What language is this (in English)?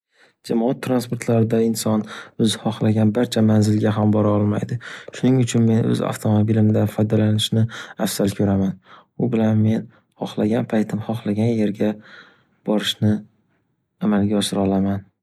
Uzbek